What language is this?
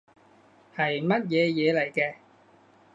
Cantonese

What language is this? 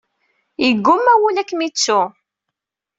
Kabyle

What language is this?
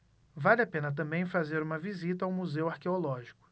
Portuguese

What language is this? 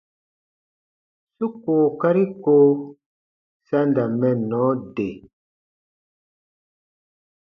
Baatonum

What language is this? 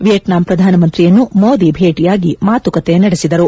Kannada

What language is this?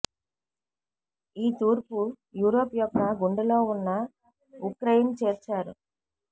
Telugu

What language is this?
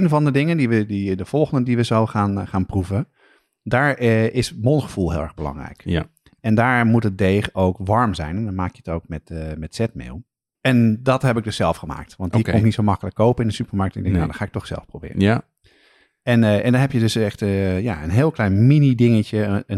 Dutch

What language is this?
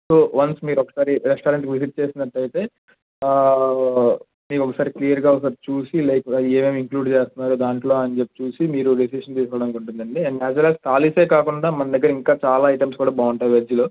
Telugu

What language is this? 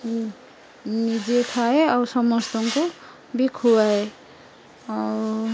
Odia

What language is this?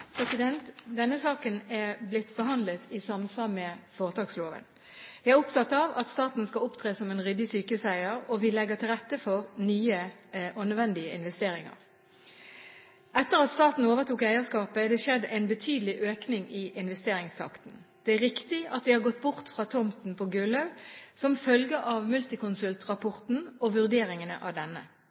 Norwegian Bokmål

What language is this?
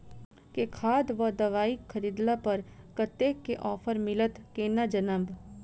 Maithili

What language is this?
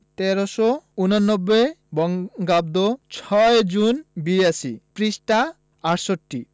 Bangla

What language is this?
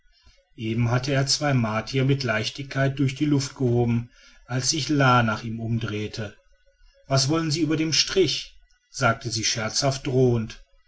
German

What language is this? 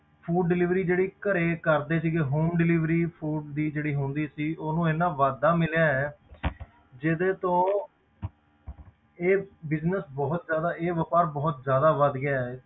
Punjabi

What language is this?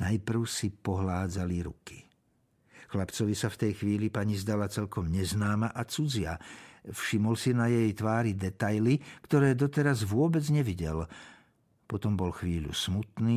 Slovak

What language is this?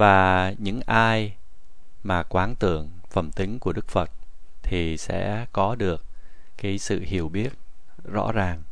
Vietnamese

